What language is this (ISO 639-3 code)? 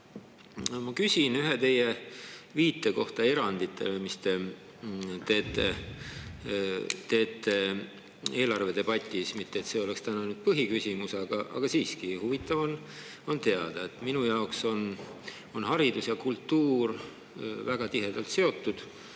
est